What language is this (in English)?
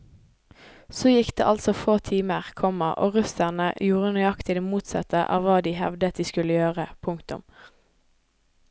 Norwegian